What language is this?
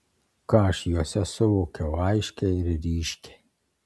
Lithuanian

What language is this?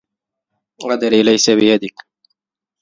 Arabic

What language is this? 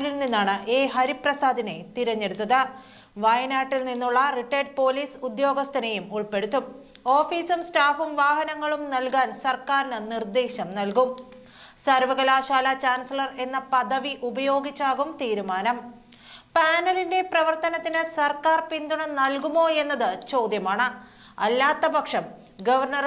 Malayalam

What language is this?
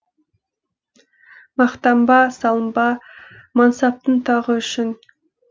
Kazakh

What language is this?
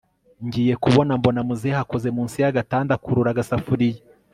Kinyarwanda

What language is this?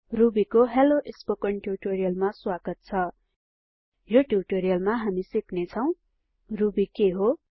Nepali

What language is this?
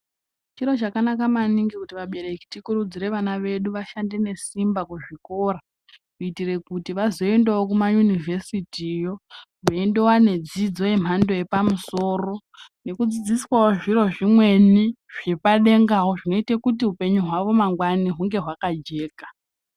Ndau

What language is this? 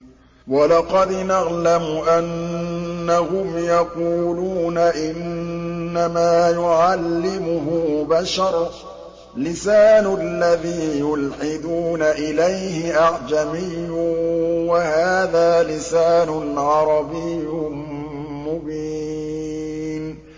Arabic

